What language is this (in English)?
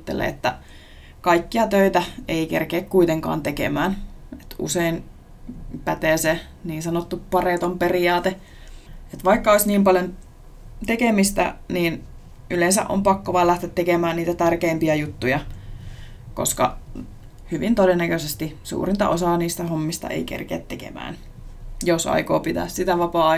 Finnish